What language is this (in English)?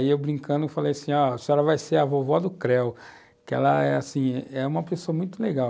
Portuguese